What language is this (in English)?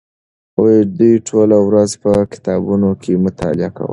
Pashto